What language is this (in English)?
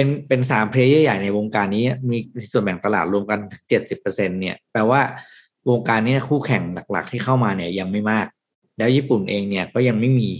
Thai